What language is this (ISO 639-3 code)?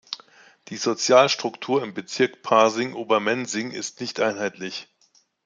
deu